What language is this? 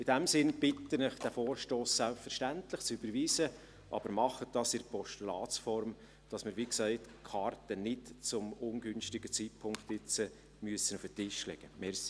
Swiss German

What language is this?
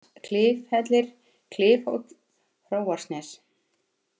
Icelandic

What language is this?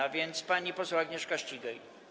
Polish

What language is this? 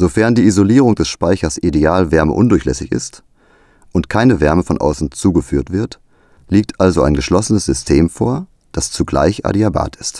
German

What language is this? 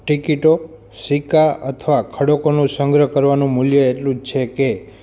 Gujarati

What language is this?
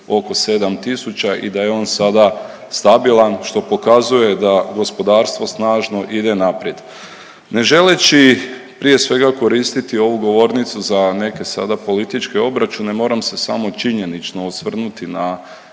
Croatian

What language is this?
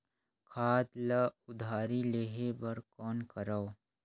Chhattisgarhi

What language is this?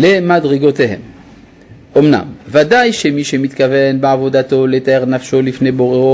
Hebrew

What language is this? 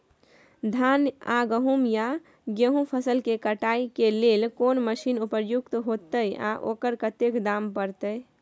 Maithili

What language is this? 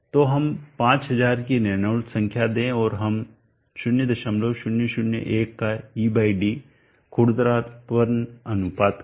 Hindi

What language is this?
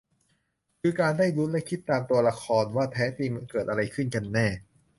Thai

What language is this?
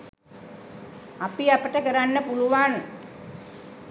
Sinhala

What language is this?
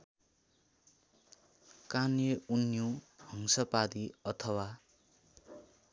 Nepali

